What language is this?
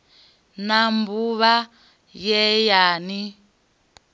Venda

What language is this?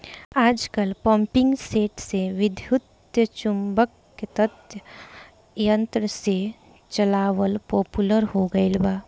Bhojpuri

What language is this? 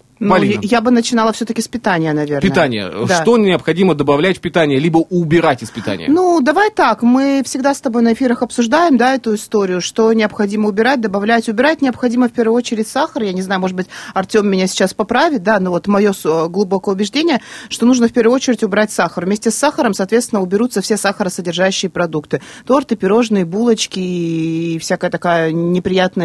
Russian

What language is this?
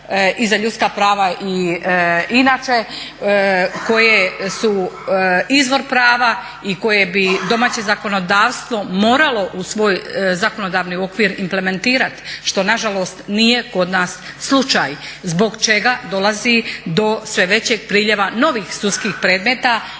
Croatian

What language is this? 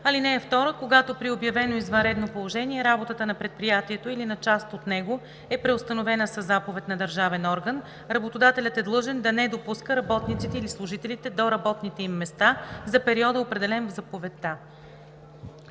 Bulgarian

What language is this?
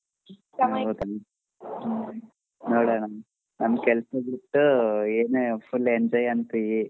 Kannada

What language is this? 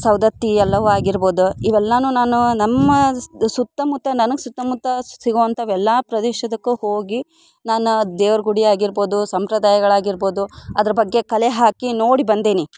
Kannada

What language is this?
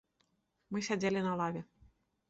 Belarusian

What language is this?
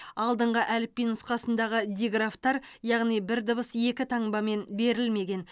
Kazakh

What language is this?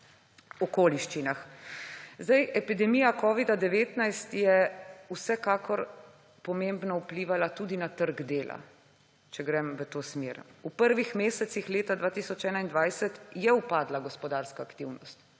Slovenian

